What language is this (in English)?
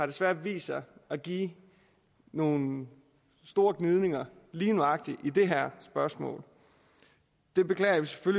Danish